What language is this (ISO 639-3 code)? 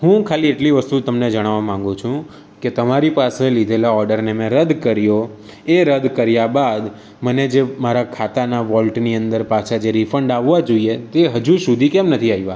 guj